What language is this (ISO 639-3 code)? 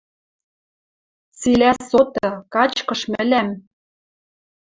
mrj